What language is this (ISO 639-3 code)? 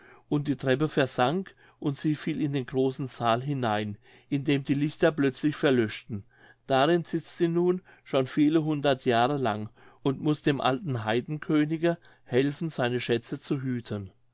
deu